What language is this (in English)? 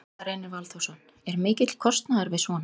Icelandic